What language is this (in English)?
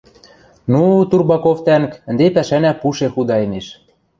Western Mari